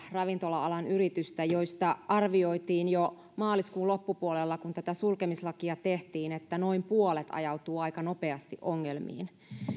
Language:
Finnish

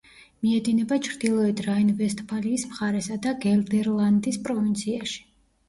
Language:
Georgian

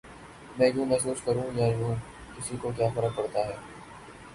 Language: Urdu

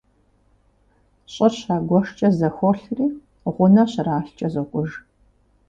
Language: Kabardian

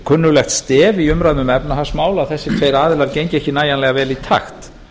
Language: Icelandic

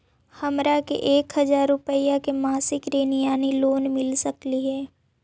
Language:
Magahi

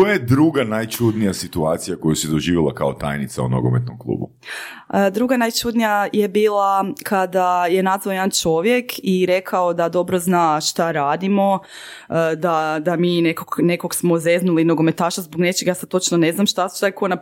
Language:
Croatian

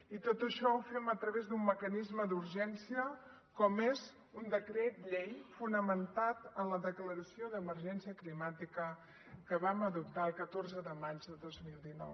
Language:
Catalan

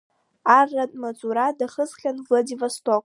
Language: Abkhazian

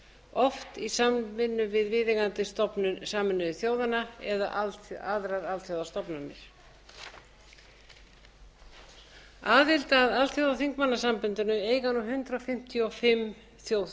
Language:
Icelandic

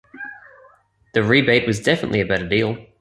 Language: English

